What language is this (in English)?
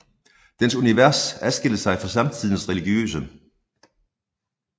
Danish